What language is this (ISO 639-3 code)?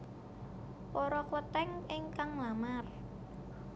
jav